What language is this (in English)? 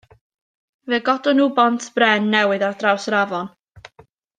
Welsh